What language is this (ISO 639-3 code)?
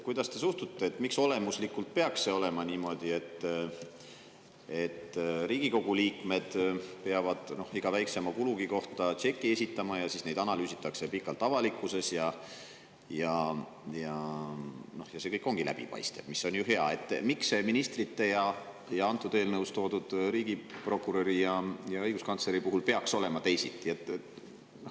est